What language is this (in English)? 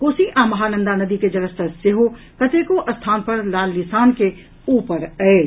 Maithili